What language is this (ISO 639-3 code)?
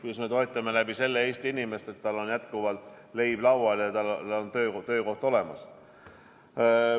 est